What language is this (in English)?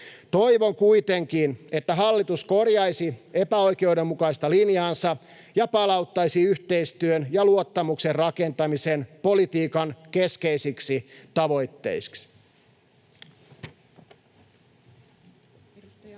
Finnish